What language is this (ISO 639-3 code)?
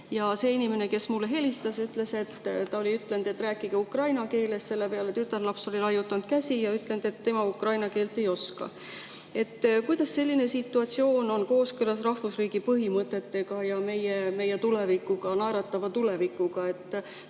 est